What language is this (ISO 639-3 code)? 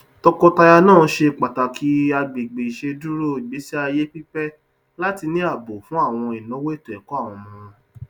yor